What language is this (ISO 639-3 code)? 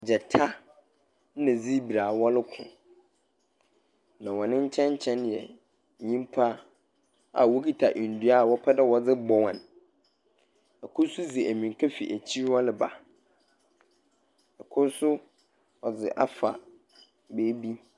aka